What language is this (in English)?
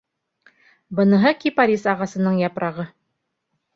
Bashkir